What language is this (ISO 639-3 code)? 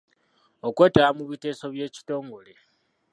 lug